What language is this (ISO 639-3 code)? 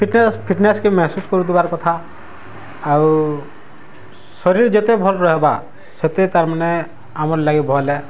ori